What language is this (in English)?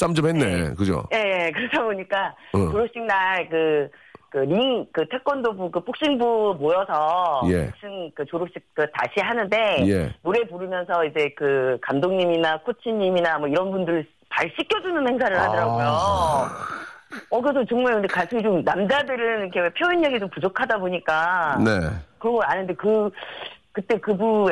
Korean